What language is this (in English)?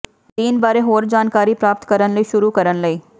Punjabi